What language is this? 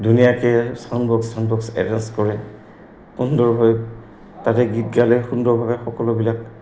Assamese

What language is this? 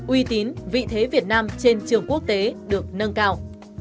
Vietnamese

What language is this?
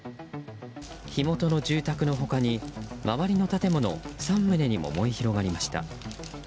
Japanese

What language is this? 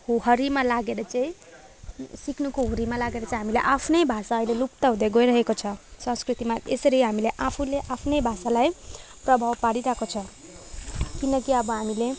Nepali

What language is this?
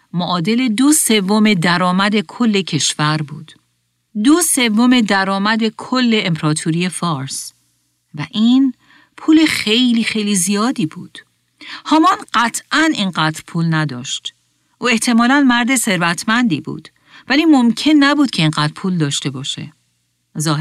Persian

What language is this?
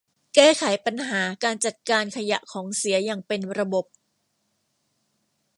Thai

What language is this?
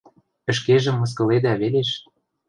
Western Mari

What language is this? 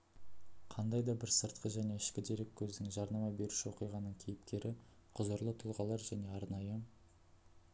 Kazakh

